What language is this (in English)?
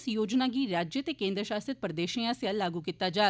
Dogri